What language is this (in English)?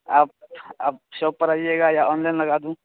Urdu